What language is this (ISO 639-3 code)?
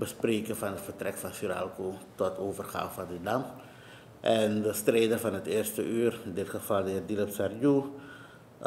nld